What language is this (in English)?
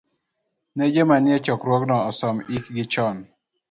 Luo (Kenya and Tanzania)